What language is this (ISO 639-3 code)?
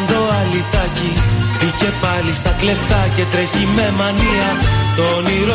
ell